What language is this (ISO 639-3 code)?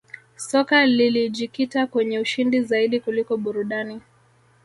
swa